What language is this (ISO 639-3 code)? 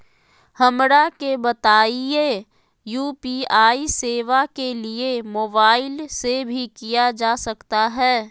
mag